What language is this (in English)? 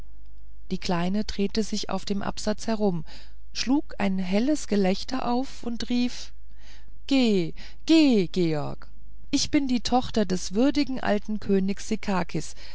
German